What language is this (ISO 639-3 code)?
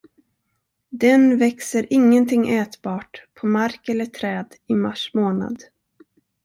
swe